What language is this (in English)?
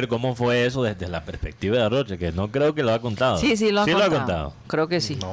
Spanish